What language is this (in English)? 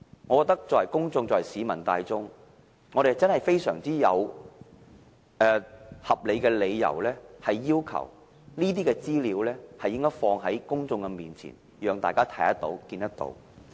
Cantonese